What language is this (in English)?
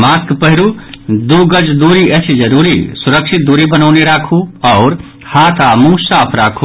Maithili